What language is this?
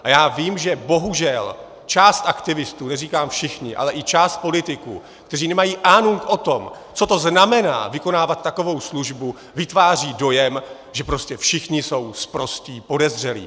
Czech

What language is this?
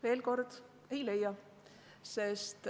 Estonian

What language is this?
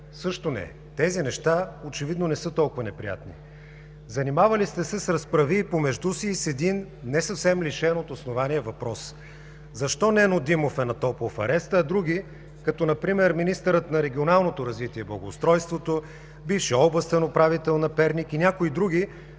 Bulgarian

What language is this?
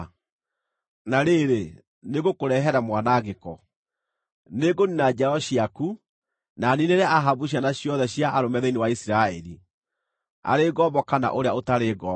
Kikuyu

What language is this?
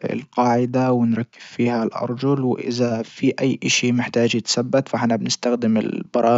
Libyan Arabic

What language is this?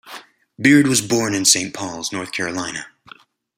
English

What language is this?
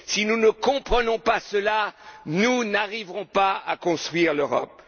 French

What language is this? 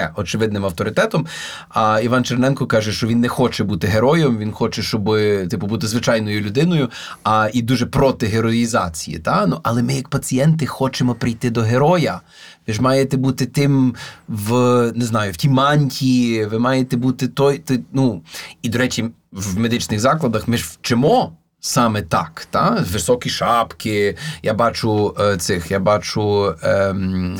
Ukrainian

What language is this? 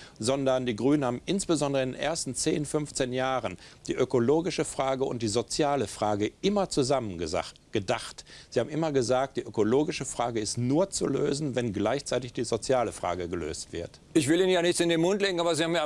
German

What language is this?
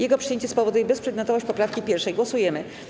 Polish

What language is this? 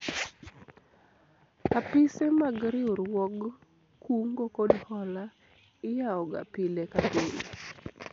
Luo (Kenya and Tanzania)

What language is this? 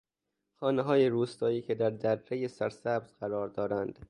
Persian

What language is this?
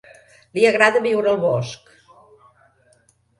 Catalan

